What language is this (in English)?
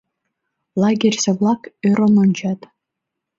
Mari